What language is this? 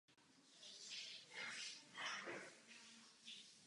Czech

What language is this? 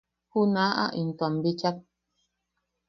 Yaqui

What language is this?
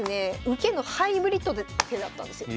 Japanese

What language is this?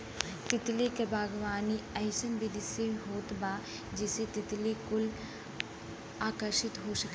Bhojpuri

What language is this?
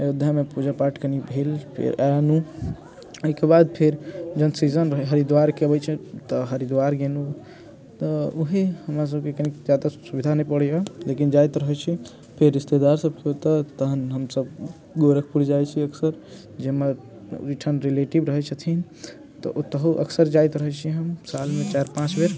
Maithili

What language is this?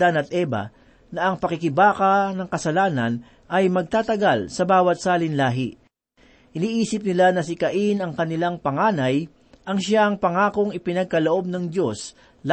Filipino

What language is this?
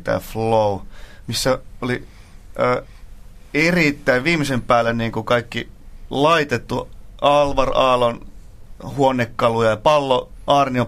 Finnish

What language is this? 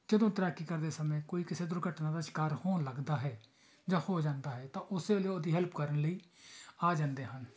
Punjabi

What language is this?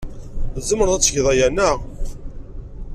Kabyle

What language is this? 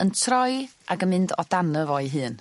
Welsh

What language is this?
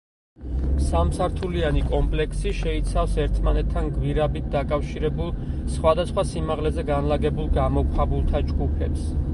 Georgian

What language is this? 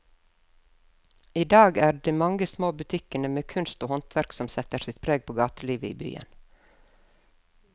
Norwegian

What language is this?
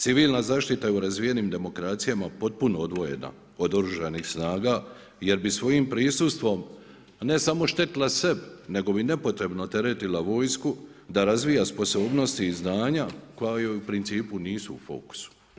Croatian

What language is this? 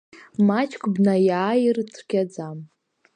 Abkhazian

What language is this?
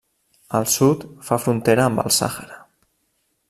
Catalan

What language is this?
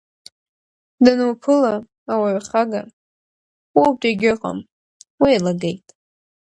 Abkhazian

